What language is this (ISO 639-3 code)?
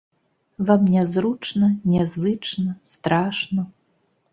bel